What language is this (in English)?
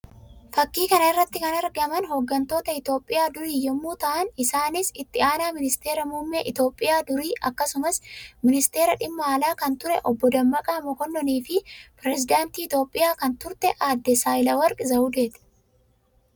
Oromo